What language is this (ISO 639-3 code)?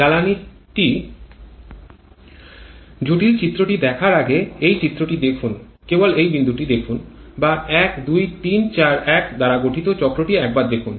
ben